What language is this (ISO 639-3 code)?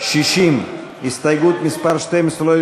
heb